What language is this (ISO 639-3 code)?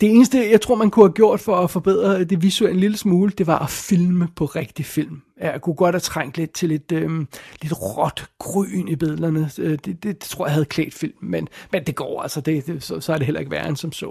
dan